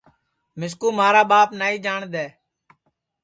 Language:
Sansi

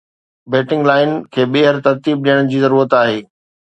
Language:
Sindhi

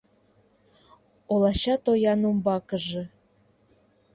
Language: Mari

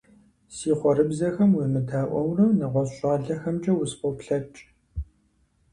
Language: Kabardian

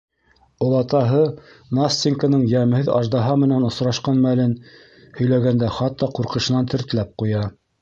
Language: Bashkir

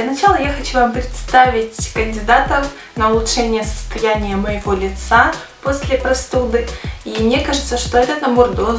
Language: Russian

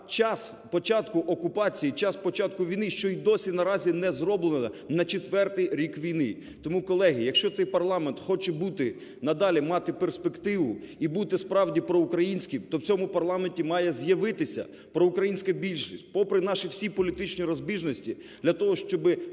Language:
Ukrainian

